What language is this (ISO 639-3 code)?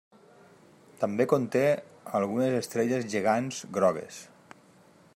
cat